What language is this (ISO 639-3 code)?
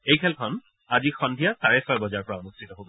asm